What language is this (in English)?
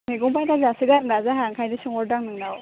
Bodo